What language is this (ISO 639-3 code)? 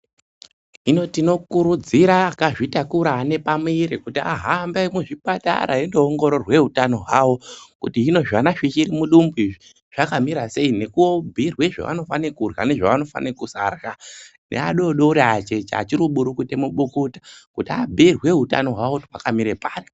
ndc